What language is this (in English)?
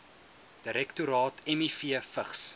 Afrikaans